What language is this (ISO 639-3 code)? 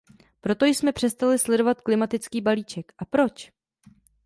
ces